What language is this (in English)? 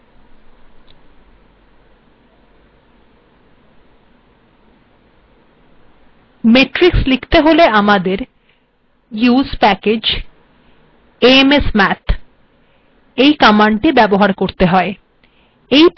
Bangla